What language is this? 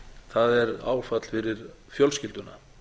Icelandic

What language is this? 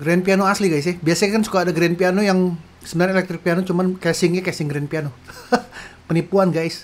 Indonesian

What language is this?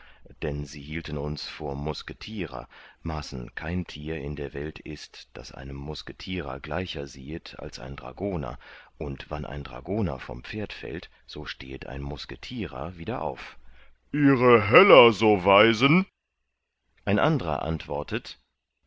German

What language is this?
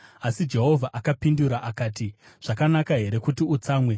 Shona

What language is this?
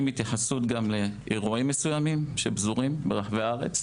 Hebrew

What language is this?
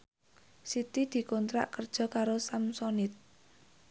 Javanese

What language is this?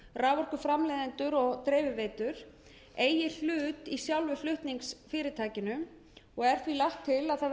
Icelandic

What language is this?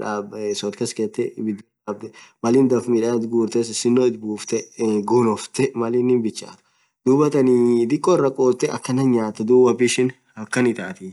Orma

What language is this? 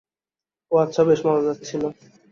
Bangla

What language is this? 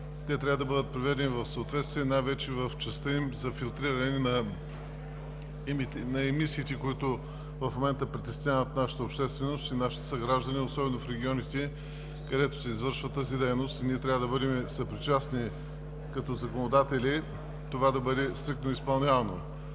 Bulgarian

